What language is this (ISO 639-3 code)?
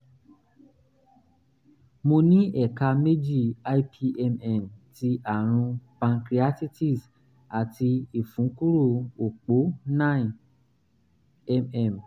yor